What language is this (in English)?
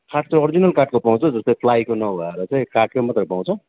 Nepali